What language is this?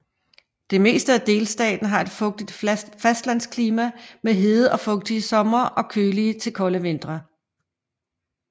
Danish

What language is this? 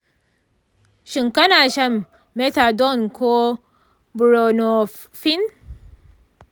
Hausa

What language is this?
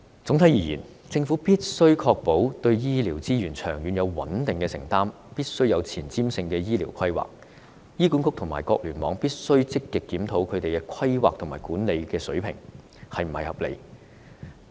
Cantonese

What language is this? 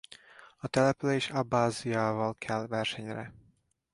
Hungarian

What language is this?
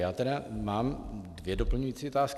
Czech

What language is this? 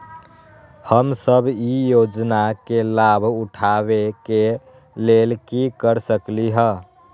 Magahi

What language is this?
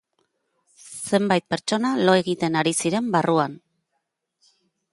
Basque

